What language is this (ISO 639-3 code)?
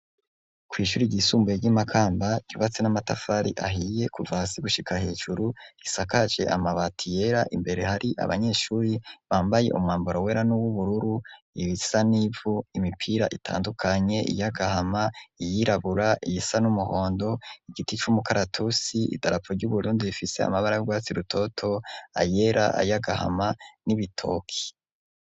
run